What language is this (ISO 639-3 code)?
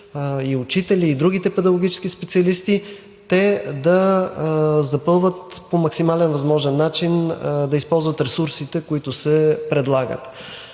bul